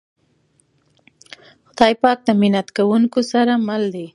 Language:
Pashto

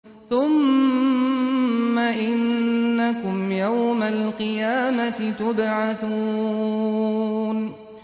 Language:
Arabic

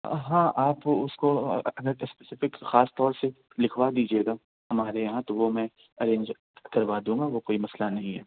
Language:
Urdu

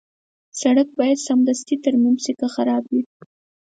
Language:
Pashto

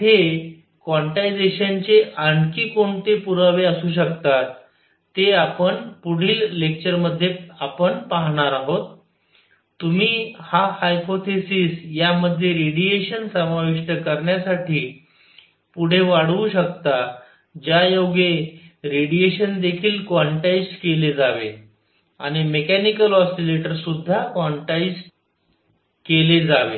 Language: Marathi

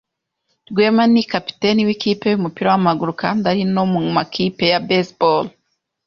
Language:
Kinyarwanda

